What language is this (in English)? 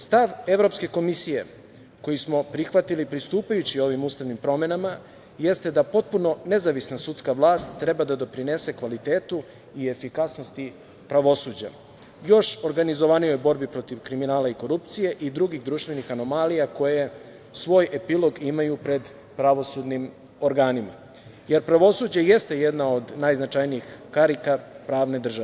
Serbian